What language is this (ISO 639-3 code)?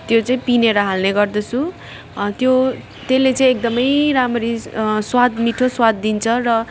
nep